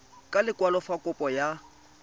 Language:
Tswana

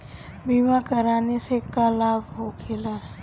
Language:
Bhojpuri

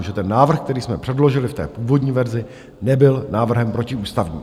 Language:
Czech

